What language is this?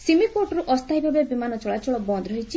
Odia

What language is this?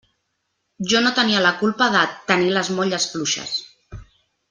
Catalan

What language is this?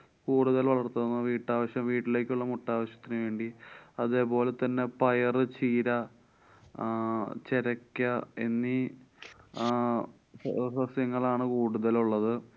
Malayalam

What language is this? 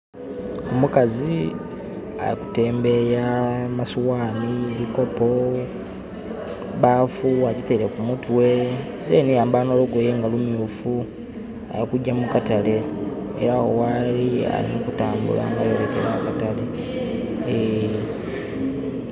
Soga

